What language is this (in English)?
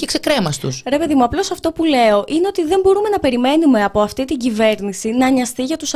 Greek